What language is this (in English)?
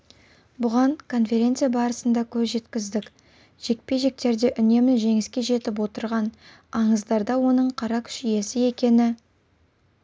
Kazakh